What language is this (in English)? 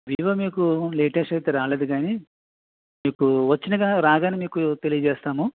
Telugu